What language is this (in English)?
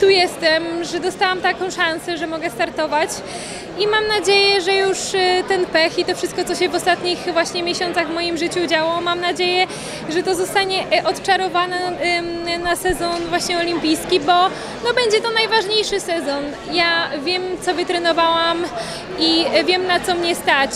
Polish